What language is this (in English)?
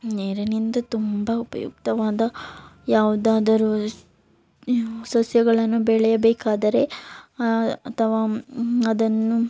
Kannada